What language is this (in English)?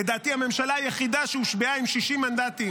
Hebrew